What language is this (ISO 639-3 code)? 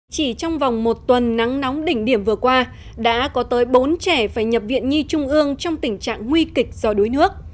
vie